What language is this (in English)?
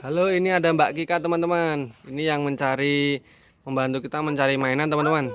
Indonesian